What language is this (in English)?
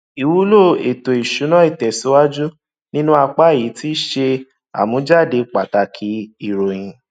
Yoruba